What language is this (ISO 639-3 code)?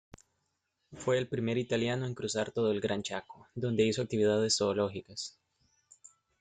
spa